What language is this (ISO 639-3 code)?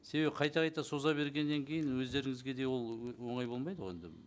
kaz